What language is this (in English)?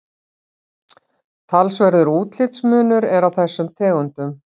Icelandic